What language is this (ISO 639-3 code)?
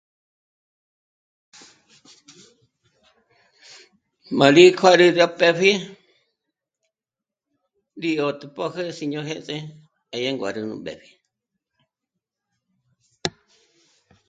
mmc